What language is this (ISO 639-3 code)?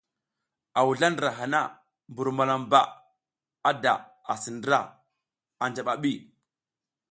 giz